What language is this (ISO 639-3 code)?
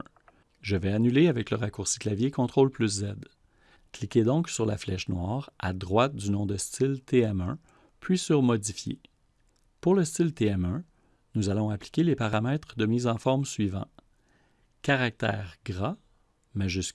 fra